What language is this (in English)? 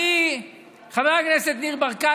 Hebrew